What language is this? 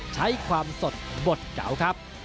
Thai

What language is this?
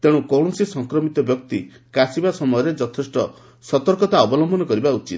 Odia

